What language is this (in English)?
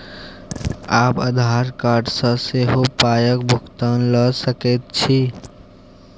Maithili